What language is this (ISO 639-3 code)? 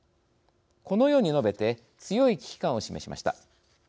jpn